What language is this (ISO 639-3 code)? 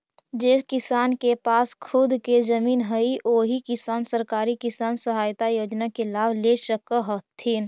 mag